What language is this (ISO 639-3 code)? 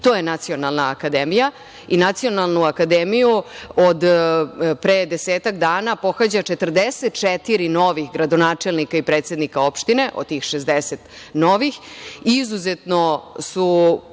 srp